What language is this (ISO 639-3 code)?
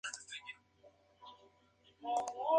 spa